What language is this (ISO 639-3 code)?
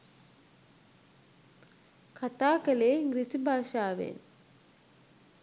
sin